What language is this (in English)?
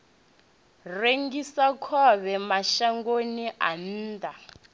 Venda